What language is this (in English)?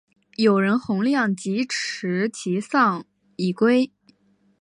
Chinese